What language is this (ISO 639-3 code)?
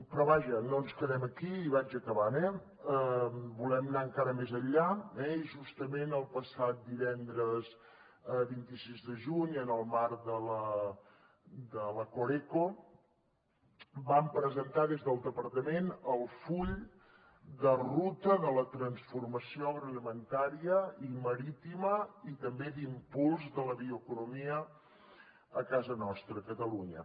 cat